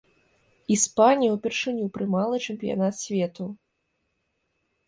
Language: Belarusian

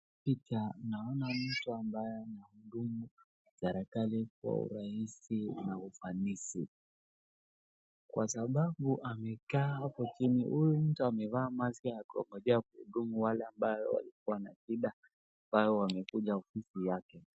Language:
Swahili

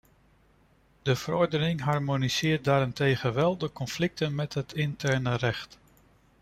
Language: Dutch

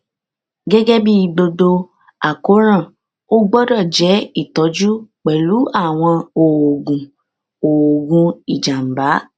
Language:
Yoruba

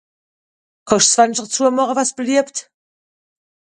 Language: Swiss German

